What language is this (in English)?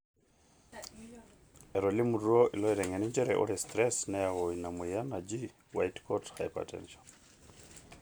Masai